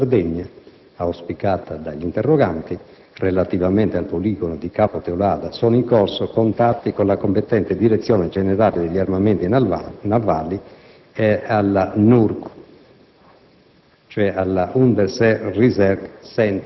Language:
Italian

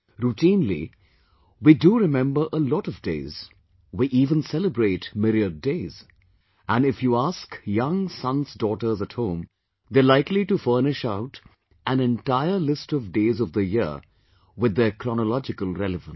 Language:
English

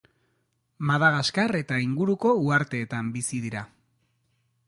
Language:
Basque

